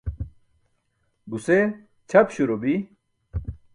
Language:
Burushaski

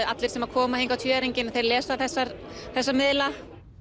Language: Icelandic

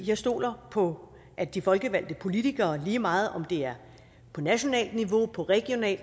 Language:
Danish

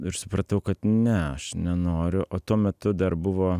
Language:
Lithuanian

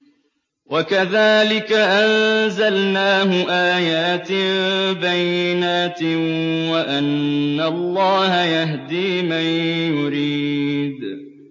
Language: Arabic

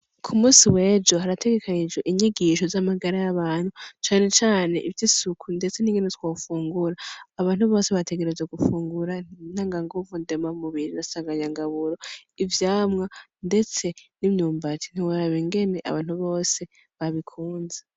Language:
Rundi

